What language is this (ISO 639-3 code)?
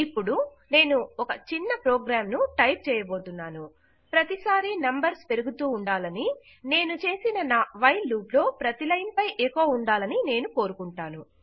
tel